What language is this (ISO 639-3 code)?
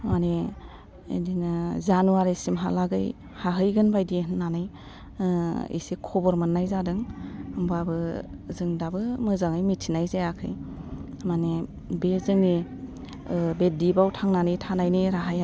brx